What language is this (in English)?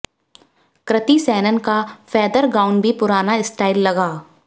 Hindi